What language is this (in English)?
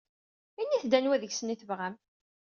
Kabyle